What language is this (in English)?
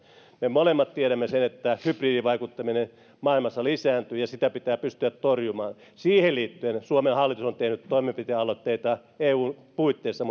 Finnish